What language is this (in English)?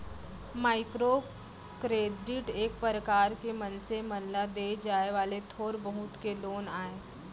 Chhattisgarhi